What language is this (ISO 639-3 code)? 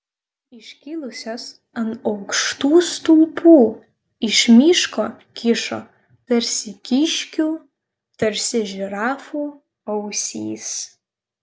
lit